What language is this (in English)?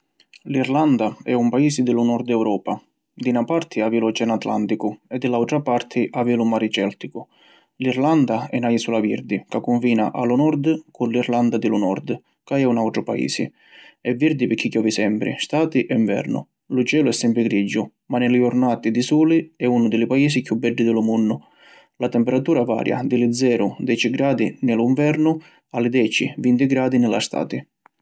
Sicilian